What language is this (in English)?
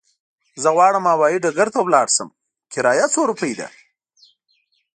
Pashto